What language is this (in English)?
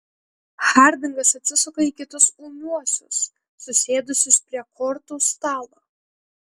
Lithuanian